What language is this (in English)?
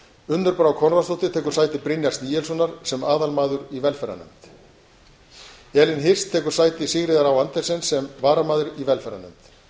Icelandic